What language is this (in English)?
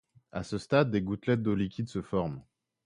French